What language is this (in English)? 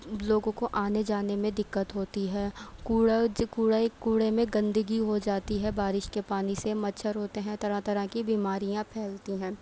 Urdu